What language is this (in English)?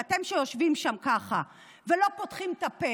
Hebrew